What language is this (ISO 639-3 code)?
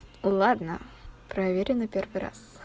rus